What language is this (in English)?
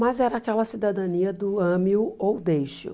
Portuguese